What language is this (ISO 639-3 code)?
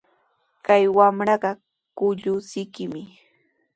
qws